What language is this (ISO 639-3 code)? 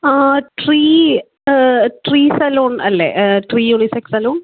mal